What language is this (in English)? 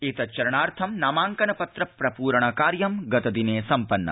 Sanskrit